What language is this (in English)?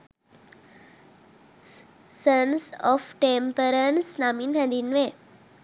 Sinhala